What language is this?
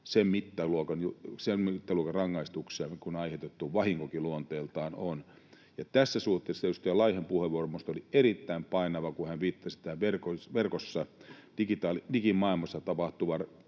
Finnish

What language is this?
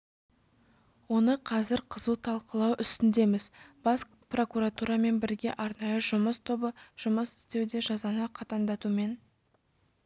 Kazakh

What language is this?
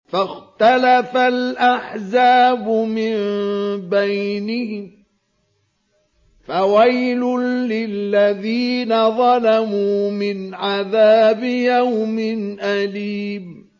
Arabic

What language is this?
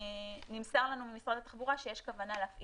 Hebrew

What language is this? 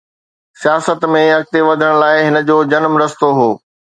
Sindhi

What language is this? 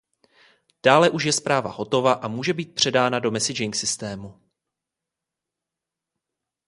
Czech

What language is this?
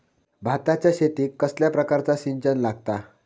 Marathi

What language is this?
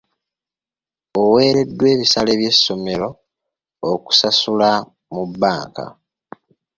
Ganda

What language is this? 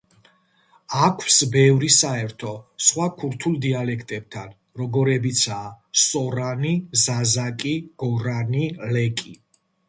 Georgian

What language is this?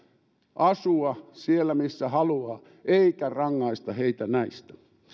Finnish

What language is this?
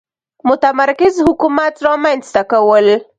Pashto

